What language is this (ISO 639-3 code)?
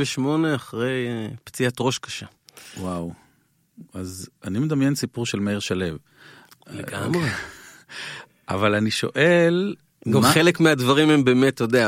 heb